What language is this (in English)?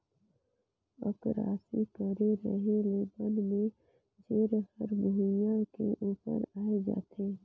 Chhattisgarhi